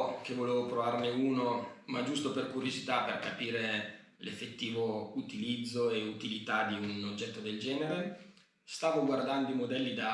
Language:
Italian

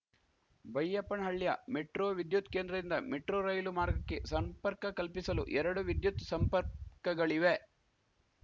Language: Kannada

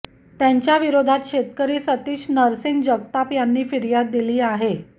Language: Marathi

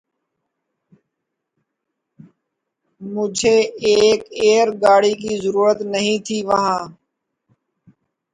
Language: Urdu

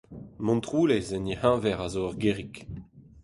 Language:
Breton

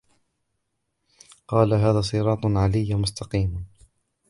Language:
Arabic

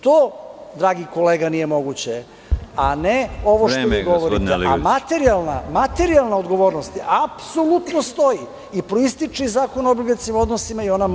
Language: Serbian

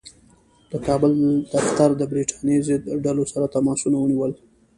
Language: Pashto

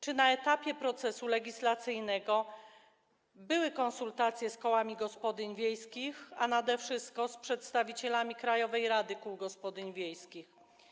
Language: Polish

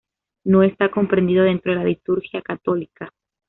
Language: Spanish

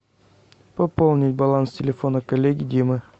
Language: Russian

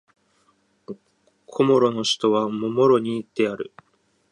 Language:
Japanese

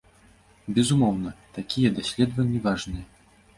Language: Belarusian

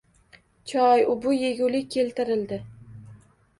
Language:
Uzbek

